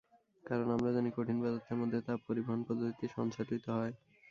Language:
Bangla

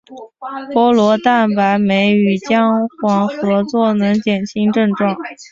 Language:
Chinese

